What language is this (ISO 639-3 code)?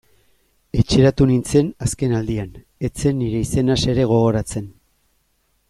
eus